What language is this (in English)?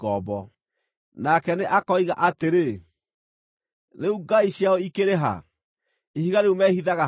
Kikuyu